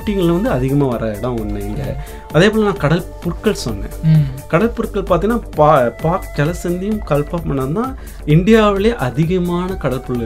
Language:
Tamil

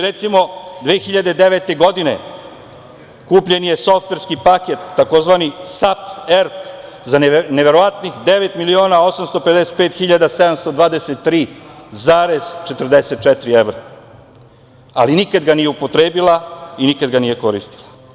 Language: Serbian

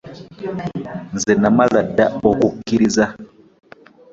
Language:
Ganda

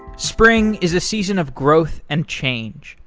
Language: English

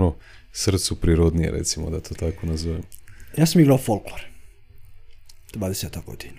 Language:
Croatian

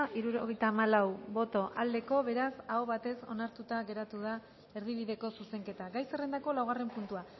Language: Basque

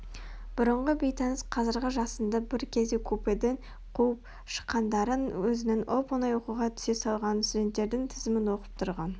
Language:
Kazakh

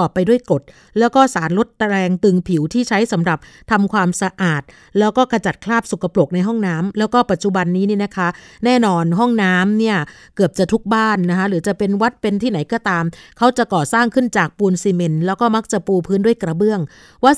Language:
Thai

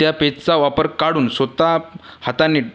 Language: Marathi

